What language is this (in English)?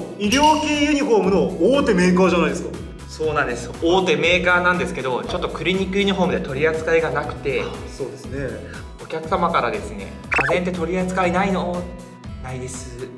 Japanese